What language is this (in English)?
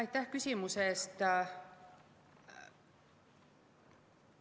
Estonian